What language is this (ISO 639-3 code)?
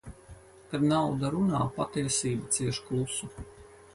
lav